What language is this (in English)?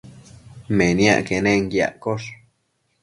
Matsés